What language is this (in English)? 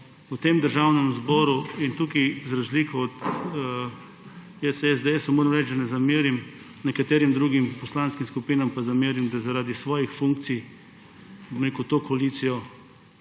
Slovenian